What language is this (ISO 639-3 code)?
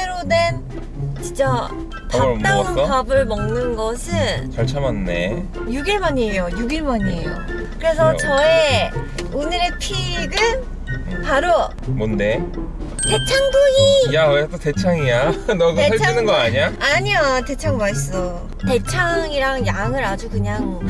kor